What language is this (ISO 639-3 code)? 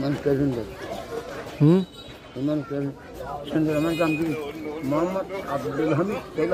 tur